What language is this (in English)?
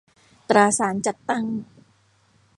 Thai